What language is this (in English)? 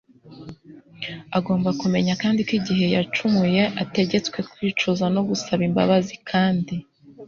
Kinyarwanda